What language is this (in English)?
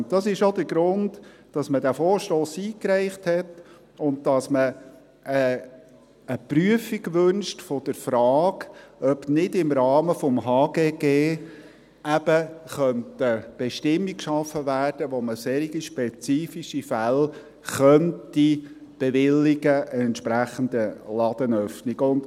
Swiss German